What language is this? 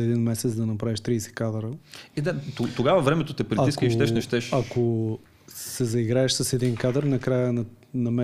Bulgarian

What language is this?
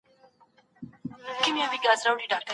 Pashto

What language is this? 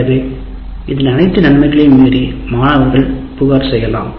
Tamil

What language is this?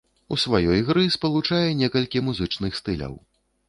Belarusian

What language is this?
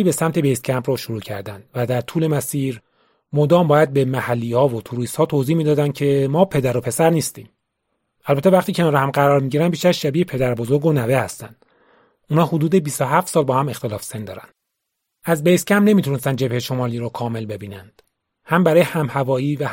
Persian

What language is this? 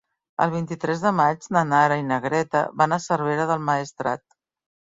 Catalan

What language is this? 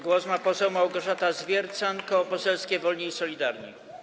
Polish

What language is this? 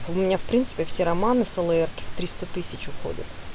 Russian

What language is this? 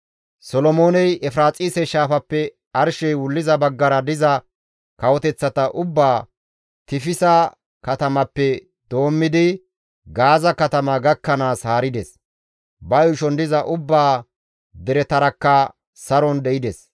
Gamo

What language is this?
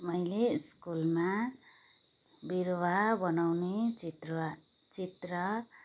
Nepali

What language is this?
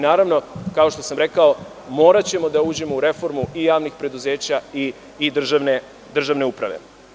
Serbian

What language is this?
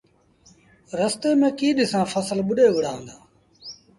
Sindhi Bhil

